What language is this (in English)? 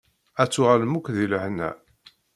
Kabyle